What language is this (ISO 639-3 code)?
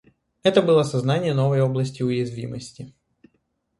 rus